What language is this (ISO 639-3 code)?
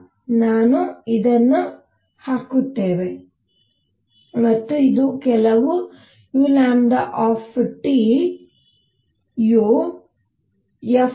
kan